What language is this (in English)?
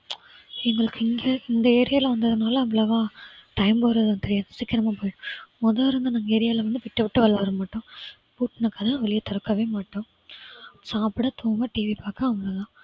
Tamil